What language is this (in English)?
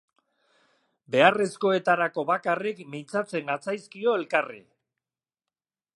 Basque